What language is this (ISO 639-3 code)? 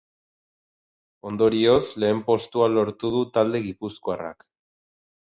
eus